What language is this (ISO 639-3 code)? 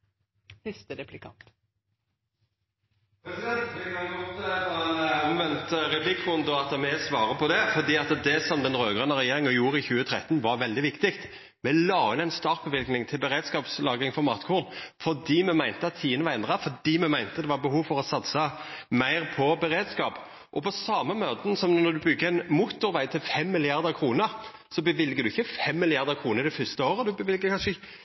nno